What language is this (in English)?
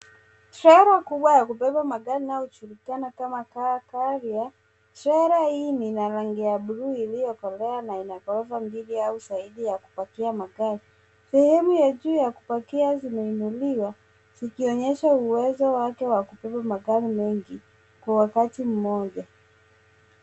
Swahili